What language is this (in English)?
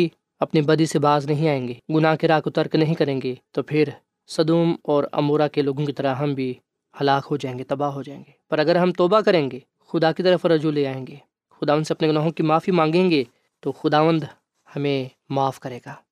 Urdu